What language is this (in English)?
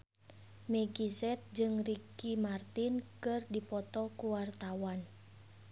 Sundanese